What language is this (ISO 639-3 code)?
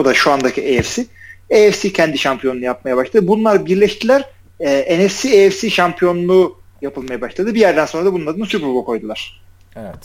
tur